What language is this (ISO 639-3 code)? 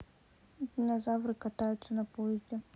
rus